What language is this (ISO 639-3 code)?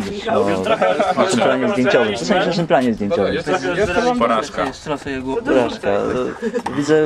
pol